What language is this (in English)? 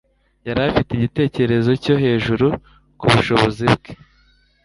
Kinyarwanda